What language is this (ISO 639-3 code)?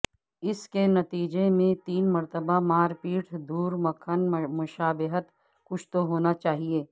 urd